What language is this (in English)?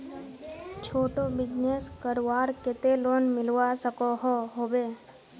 Magahi